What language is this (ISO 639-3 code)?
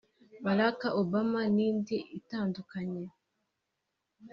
kin